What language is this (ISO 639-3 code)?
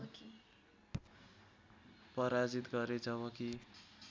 nep